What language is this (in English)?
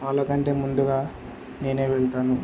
Telugu